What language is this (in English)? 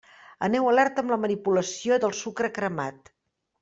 Catalan